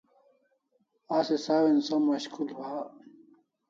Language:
Kalasha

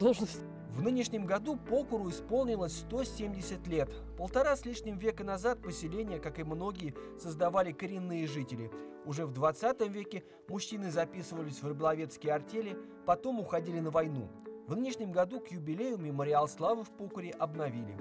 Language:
Russian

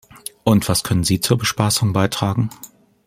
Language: German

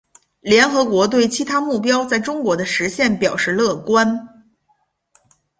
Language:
Chinese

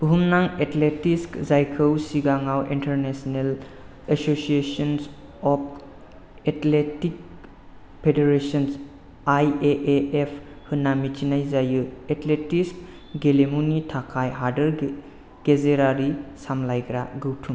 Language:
Bodo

